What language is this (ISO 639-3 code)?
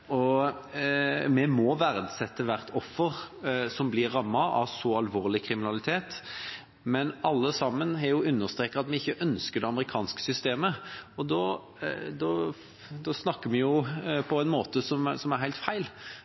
nob